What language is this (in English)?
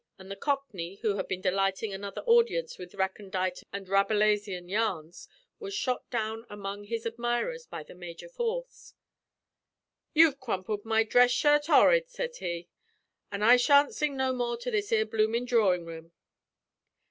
English